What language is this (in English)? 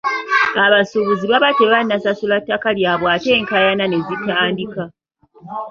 Ganda